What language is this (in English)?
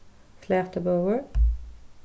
Faroese